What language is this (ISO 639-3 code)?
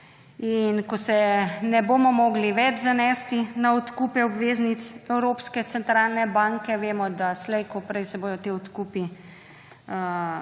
slv